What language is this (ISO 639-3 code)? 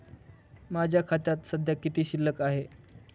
mar